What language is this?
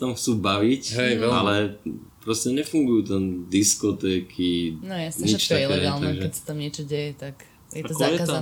Slovak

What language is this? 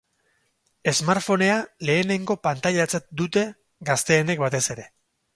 Basque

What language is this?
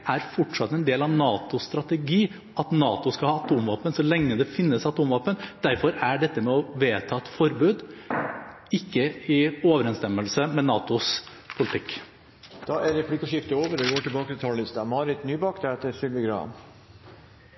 Norwegian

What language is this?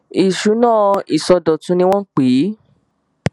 Yoruba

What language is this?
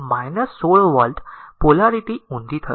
Gujarati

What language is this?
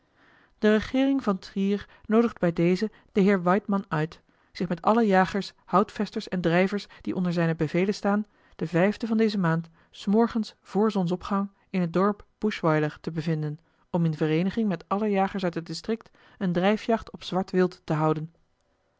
Dutch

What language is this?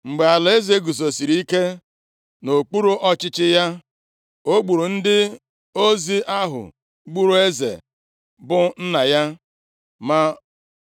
Igbo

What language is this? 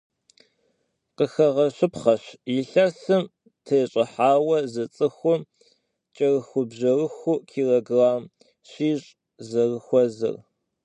Kabardian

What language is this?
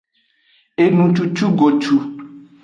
Aja (Benin)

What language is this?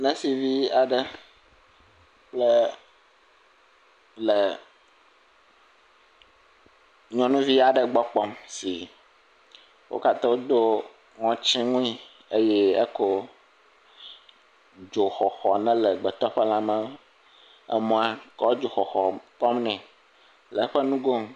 Ewe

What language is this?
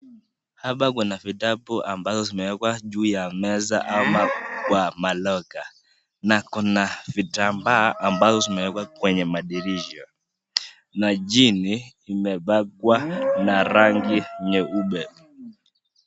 Swahili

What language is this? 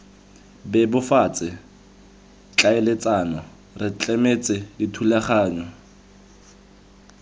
Tswana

